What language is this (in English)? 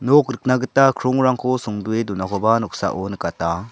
Garo